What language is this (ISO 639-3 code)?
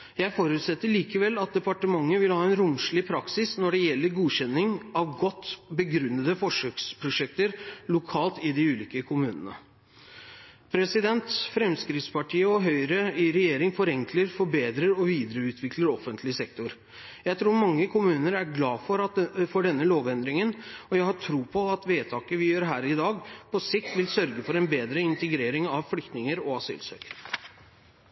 nob